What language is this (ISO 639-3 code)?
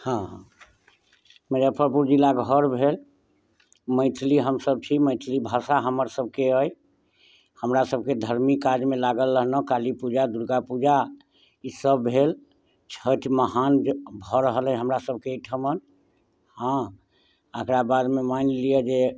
mai